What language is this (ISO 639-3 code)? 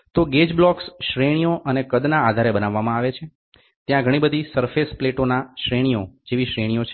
guj